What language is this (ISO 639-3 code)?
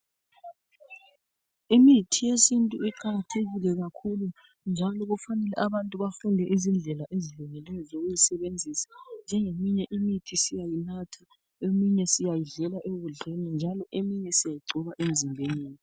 nde